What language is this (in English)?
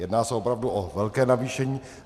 Czech